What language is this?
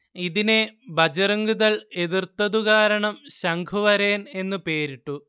Malayalam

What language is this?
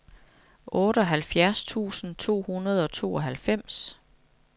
Danish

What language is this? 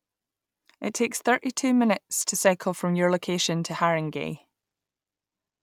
English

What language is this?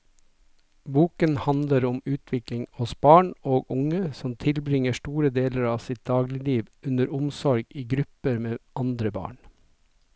Norwegian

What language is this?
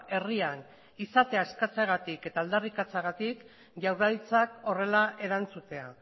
Basque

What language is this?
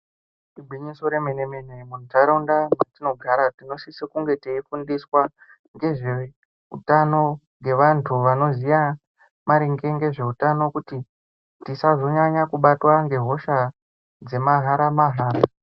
Ndau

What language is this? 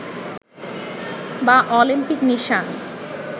Bangla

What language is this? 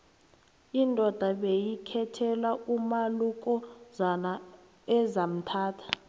South Ndebele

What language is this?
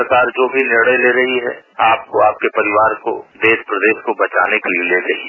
Hindi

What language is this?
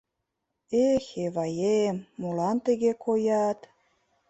Mari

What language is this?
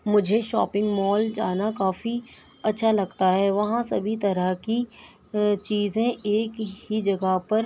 Urdu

